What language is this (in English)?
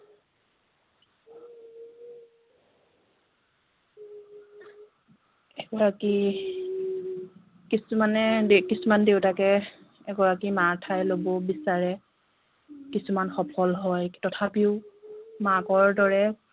Assamese